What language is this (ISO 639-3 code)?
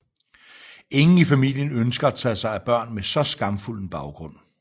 dan